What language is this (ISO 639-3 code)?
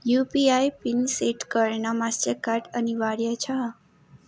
nep